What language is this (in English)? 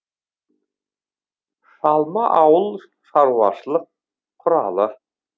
Kazakh